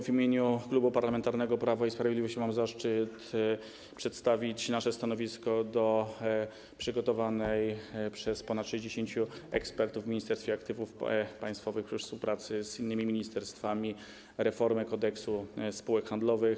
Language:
Polish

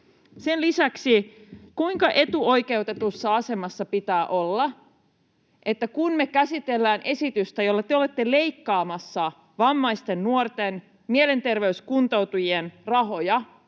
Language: Finnish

